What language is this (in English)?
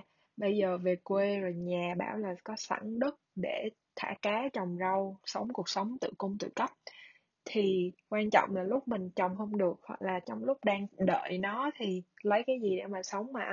Vietnamese